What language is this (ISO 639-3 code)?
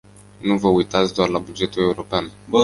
ron